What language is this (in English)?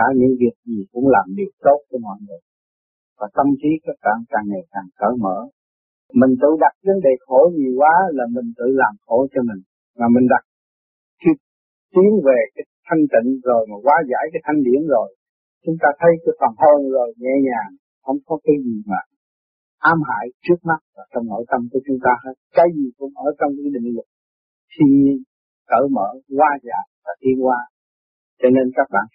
Vietnamese